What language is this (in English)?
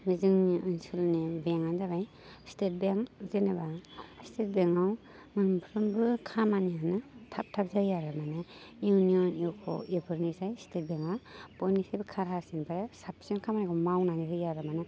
Bodo